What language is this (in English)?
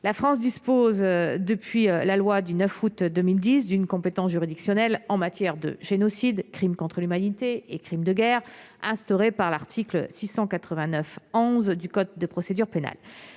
French